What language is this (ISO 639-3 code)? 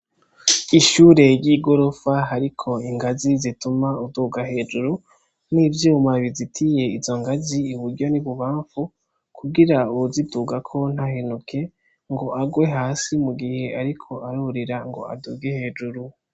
run